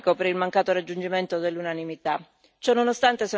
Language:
Italian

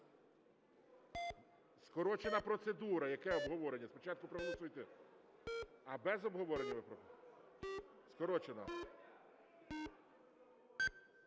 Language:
Ukrainian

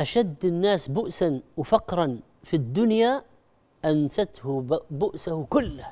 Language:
Arabic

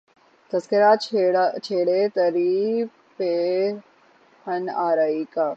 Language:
Urdu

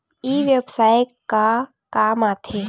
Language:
Chhattisgarhi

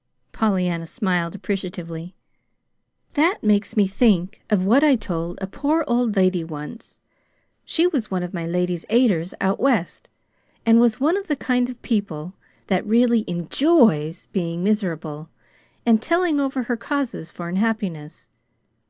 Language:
English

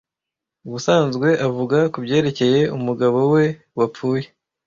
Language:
Kinyarwanda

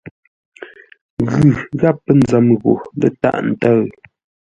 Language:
Ngombale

